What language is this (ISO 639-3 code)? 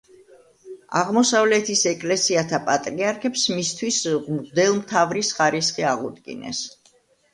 kat